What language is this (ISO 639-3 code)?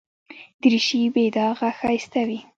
pus